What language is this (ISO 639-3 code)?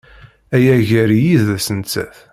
kab